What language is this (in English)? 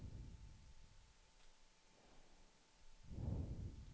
Swedish